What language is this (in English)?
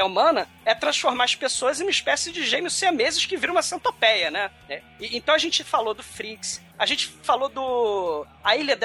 Portuguese